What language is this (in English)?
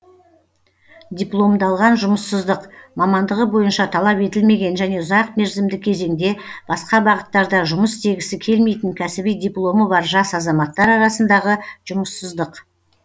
Kazakh